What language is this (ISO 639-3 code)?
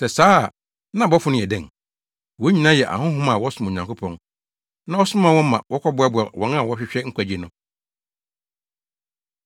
aka